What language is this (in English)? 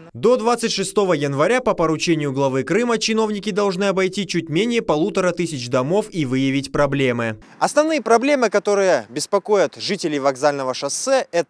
Russian